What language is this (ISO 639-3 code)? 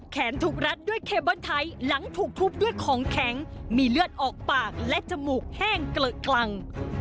tha